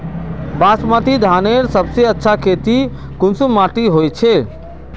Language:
Magahi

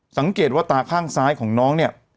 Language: Thai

